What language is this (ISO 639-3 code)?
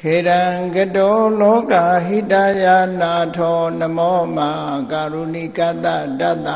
vie